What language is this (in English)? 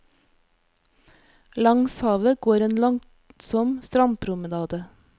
Norwegian